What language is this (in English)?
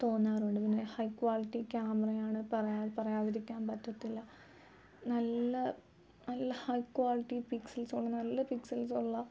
Malayalam